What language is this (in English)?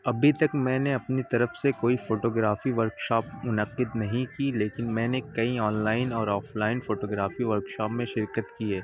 Urdu